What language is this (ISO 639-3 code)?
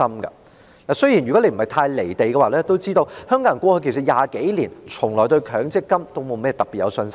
yue